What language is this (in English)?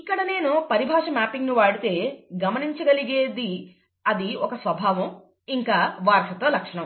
Telugu